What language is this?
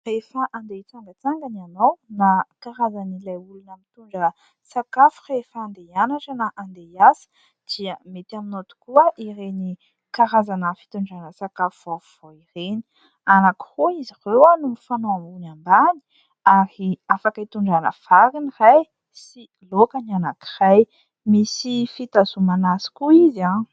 Malagasy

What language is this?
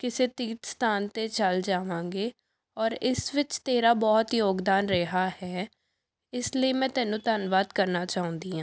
Punjabi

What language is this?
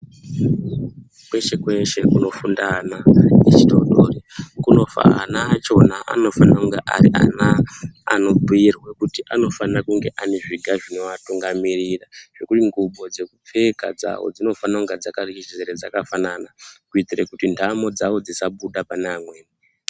Ndau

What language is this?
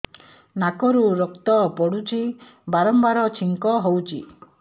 Odia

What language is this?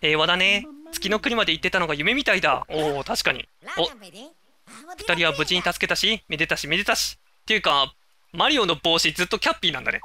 Japanese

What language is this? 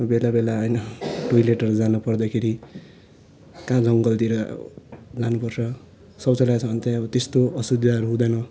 Nepali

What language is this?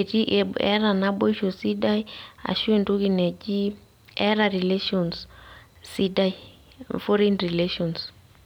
Masai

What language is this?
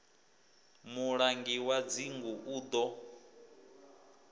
Venda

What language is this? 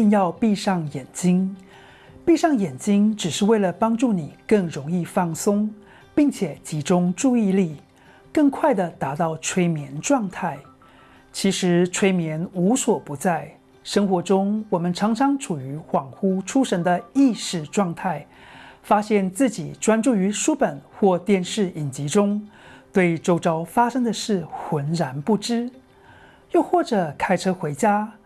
Chinese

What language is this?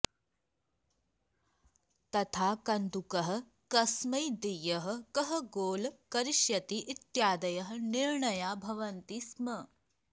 Sanskrit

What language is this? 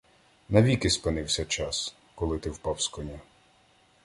Ukrainian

